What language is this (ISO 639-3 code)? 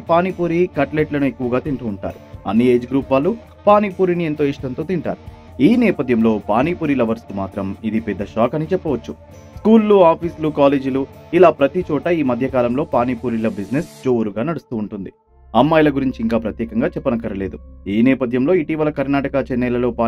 tel